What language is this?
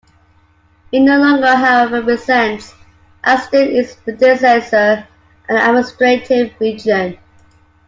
English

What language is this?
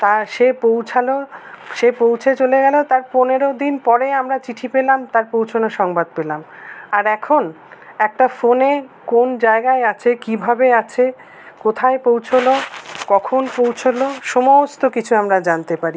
Bangla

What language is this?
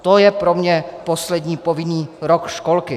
Czech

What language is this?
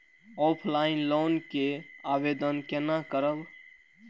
Maithili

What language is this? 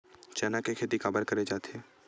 Chhattisgarhi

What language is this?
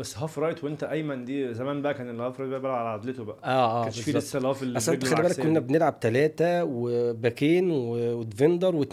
Arabic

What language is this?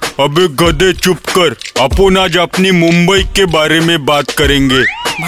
Hindi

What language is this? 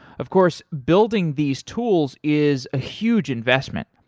English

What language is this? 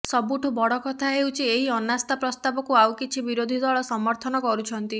Odia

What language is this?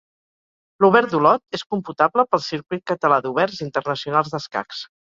Catalan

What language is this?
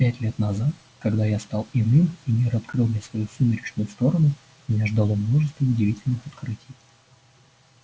Russian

